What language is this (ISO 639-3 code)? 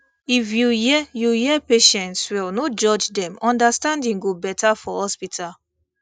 pcm